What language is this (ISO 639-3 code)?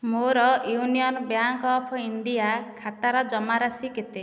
ori